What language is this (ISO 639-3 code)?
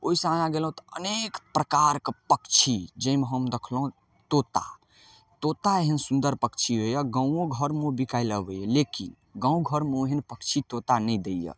mai